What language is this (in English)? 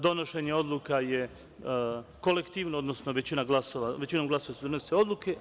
Serbian